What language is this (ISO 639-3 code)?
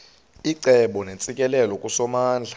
xho